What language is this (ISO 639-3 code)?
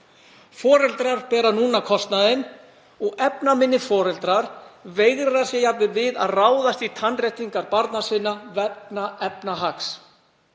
isl